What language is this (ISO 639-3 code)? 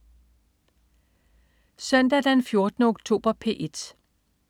dan